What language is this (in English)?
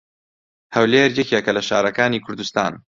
Central Kurdish